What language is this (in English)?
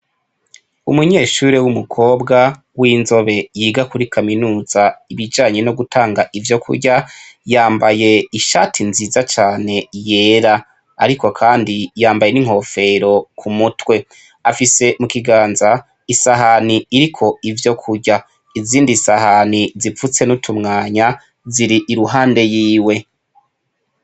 Rundi